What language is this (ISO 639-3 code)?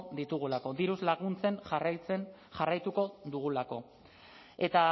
eus